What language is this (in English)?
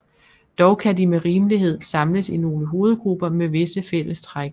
Danish